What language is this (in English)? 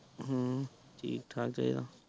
Punjabi